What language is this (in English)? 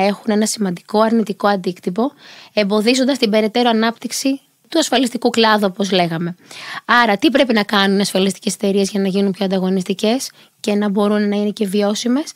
Greek